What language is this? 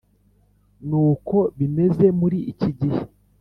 Kinyarwanda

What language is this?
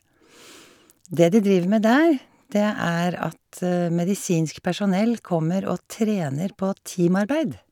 Norwegian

